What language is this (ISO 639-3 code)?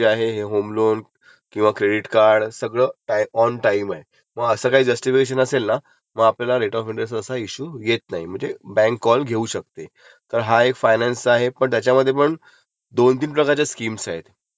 mar